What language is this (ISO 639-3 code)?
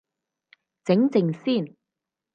yue